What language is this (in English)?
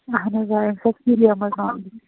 Kashmiri